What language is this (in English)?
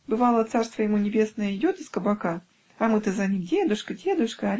Russian